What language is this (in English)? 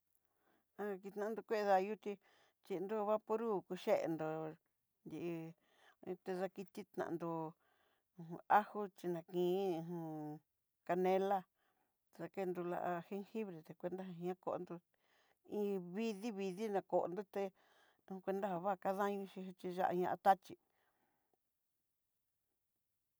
Southeastern Nochixtlán Mixtec